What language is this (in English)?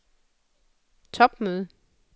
Danish